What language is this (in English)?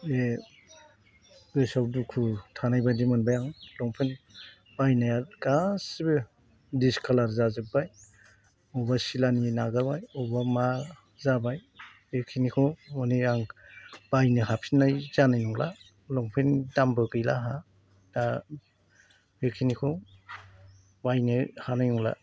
Bodo